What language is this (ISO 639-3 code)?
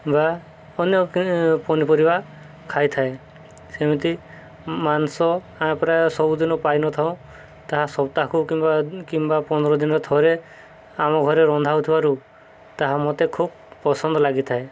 ori